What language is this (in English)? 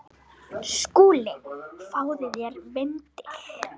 Icelandic